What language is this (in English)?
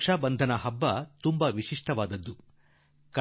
Kannada